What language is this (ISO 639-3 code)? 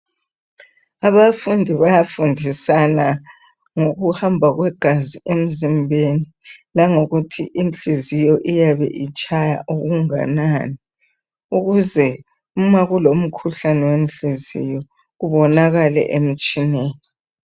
nde